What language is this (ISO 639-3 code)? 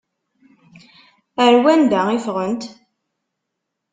kab